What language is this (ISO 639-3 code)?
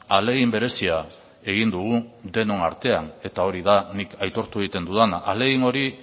eus